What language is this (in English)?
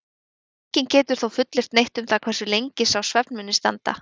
Icelandic